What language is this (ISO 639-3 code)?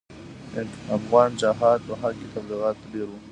pus